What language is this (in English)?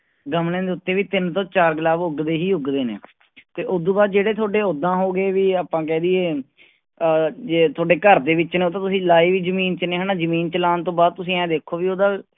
Punjabi